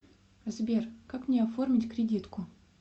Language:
Russian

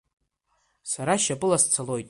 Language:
Abkhazian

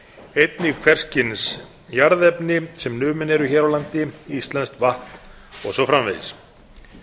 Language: Icelandic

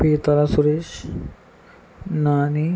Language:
Telugu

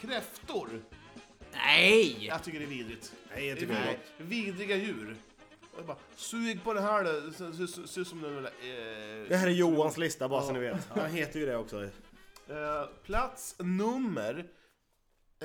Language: Swedish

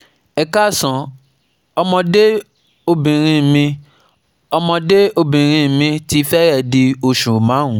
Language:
Yoruba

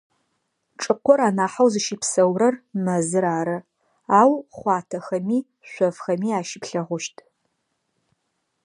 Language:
Adyghe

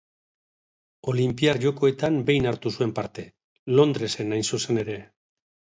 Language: Basque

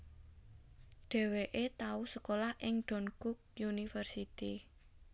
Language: Javanese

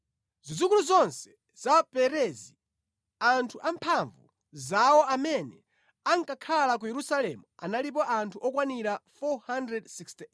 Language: Nyanja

